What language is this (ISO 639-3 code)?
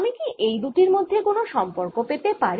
ben